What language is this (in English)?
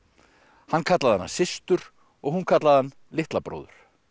Icelandic